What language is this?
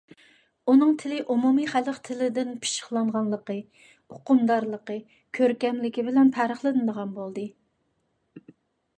Uyghur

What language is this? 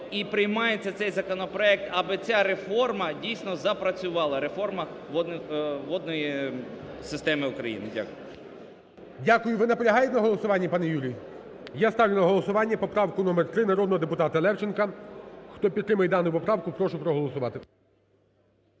Ukrainian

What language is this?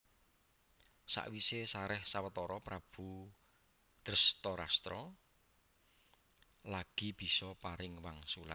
Javanese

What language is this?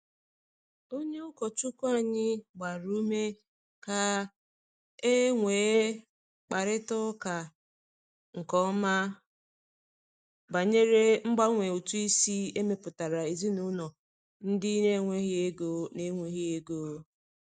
Igbo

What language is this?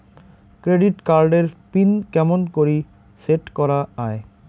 Bangla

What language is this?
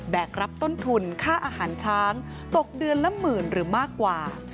Thai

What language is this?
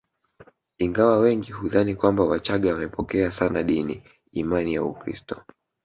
Swahili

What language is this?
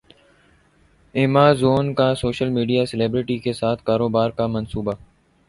Urdu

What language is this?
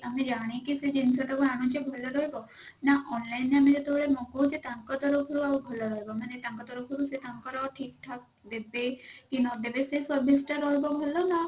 Odia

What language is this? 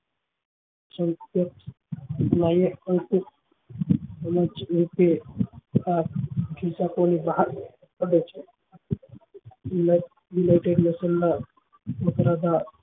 Gujarati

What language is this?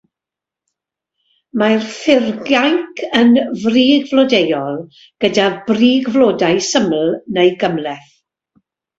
Welsh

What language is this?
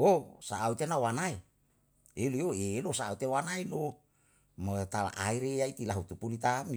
Yalahatan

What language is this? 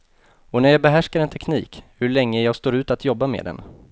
Swedish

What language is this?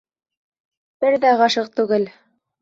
Bashkir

